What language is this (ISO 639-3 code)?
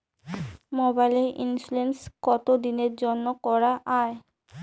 ben